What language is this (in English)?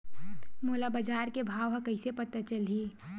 Chhattisgarhi